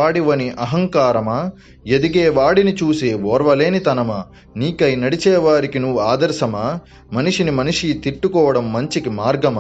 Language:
Telugu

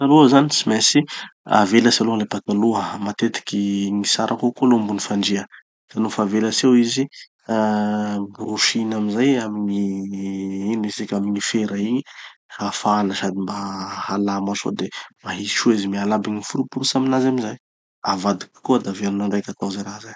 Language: Tanosy Malagasy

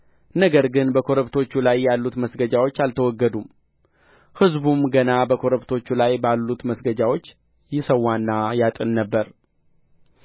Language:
Amharic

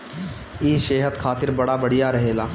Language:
Bhojpuri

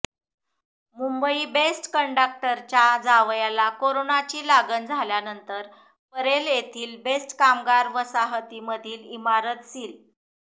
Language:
Marathi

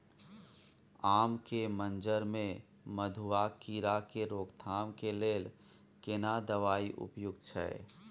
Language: Maithili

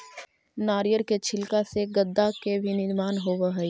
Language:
Magahi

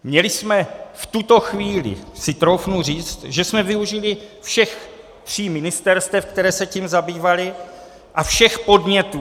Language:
Czech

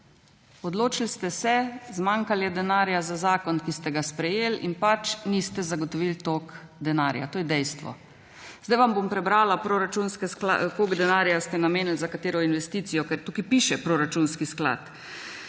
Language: Slovenian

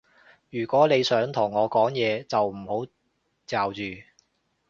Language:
Cantonese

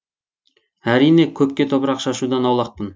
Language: Kazakh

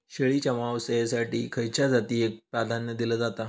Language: Marathi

